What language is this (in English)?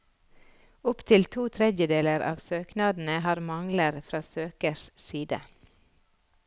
Norwegian